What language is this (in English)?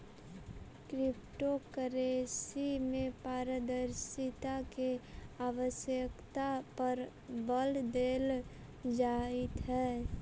Magahi